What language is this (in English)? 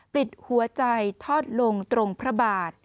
Thai